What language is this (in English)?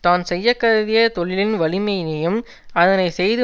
Tamil